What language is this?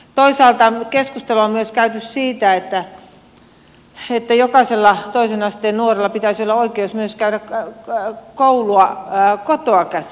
Finnish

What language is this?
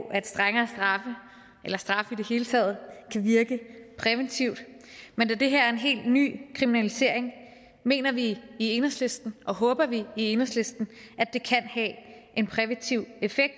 Danish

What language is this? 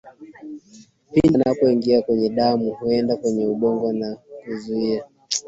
Swahili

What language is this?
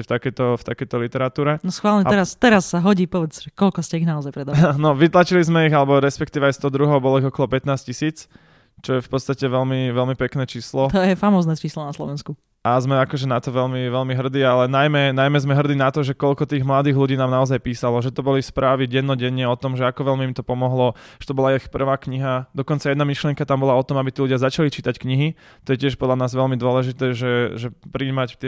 Slovak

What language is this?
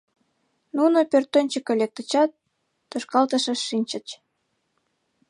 Mari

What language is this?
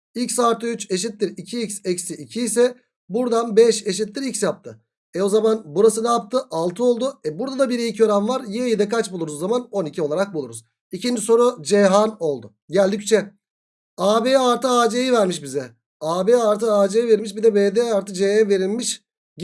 Turkish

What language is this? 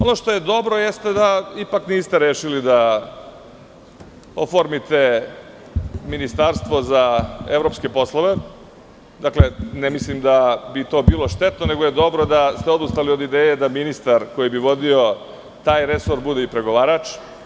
Serbian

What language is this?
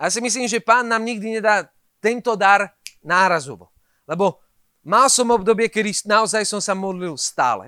Slovak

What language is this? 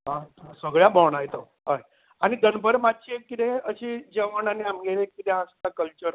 Konkani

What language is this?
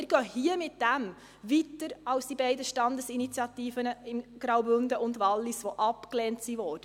Swiss German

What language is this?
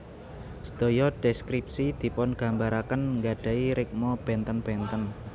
Javanese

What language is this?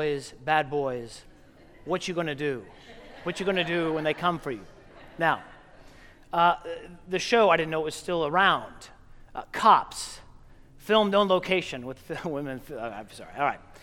English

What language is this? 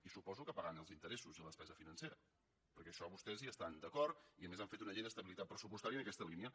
Catalan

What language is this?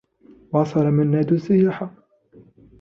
Arabic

